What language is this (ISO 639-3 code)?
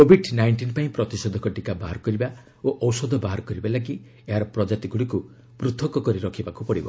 ori